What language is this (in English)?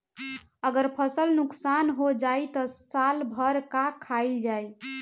Bhojpuri